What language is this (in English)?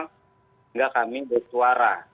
Indonesian